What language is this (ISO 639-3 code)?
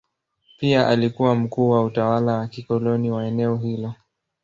swa